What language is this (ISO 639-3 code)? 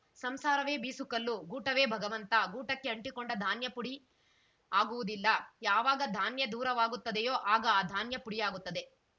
kan